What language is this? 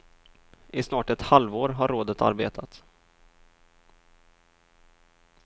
Swedish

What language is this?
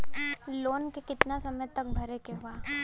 Bhojpuri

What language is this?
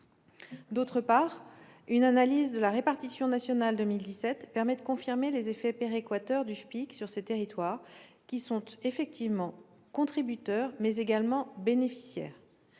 French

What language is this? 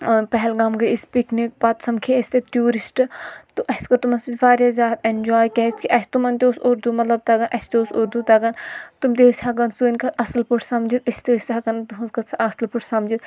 Kashmiri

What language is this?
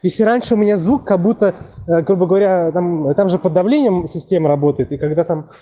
Russian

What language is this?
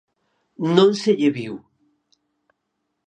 Galician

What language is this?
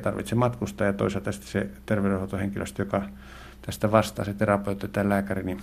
Finnish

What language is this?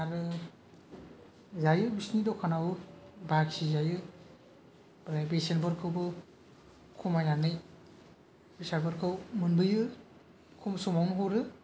Bodo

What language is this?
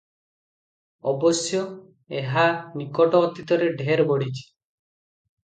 Odia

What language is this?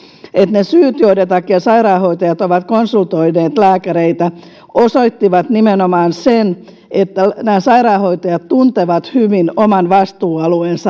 Finnish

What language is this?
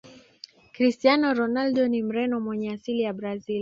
Swahili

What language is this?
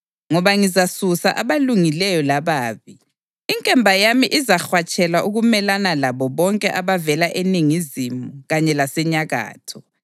North Ndebele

